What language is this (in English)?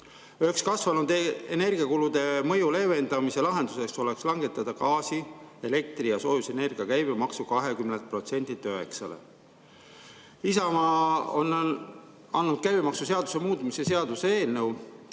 Estonian